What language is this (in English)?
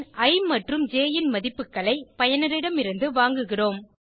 Tamil